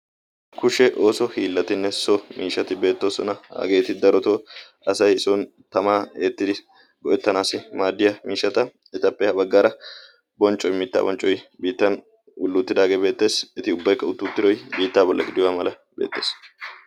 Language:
Wolaytta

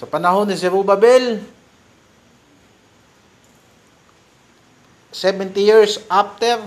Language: Filipino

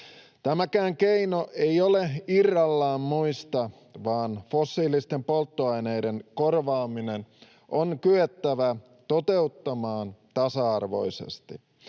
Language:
Finnish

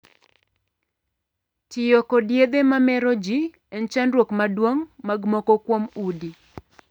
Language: Luo (Kenya and Tanzania)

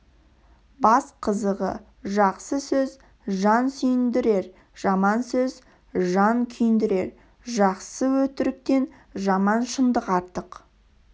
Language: Kazakh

